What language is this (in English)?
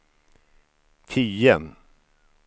Swedish